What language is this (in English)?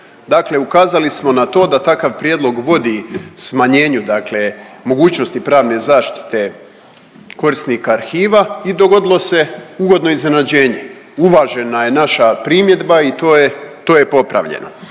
Croatian